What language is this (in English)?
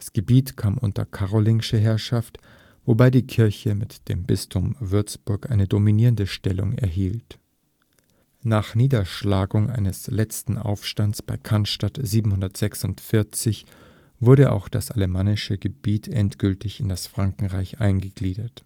German